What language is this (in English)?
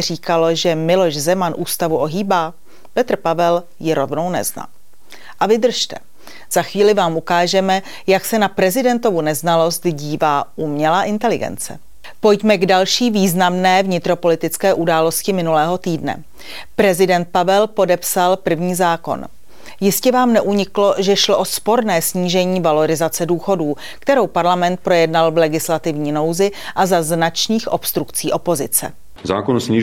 Czech